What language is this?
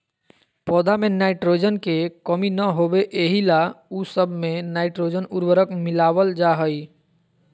Magahi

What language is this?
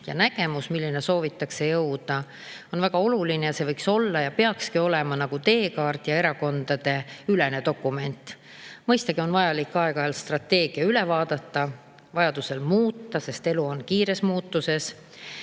Estonian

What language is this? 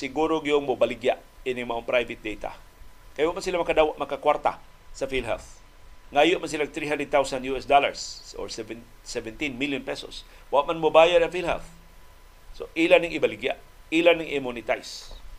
Filipino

